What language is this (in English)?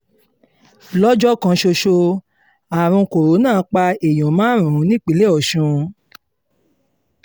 Yoruba